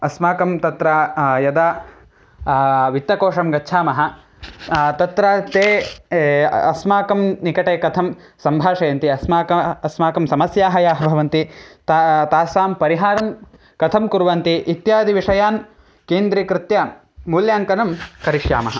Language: Sanskrit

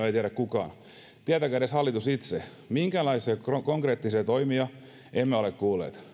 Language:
Finnish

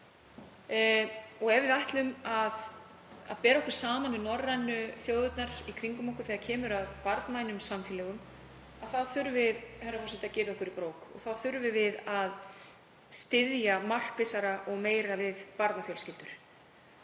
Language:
Icelandic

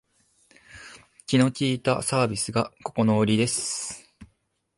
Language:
Japanese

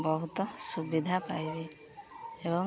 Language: Odia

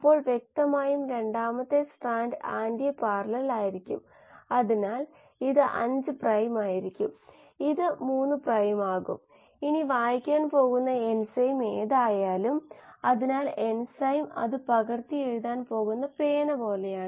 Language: Malayalam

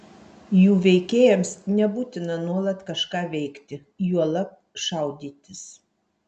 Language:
Lithuanian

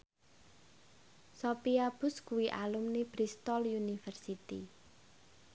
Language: Javanese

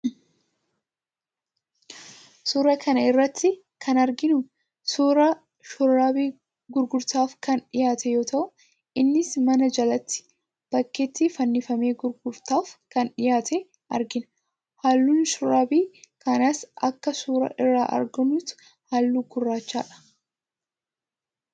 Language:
Oromo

